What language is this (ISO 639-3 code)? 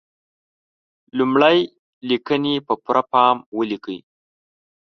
pus